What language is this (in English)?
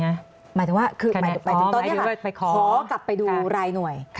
Thai